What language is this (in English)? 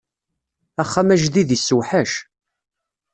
Kabyle